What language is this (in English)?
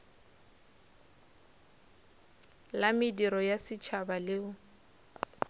Northern Sotho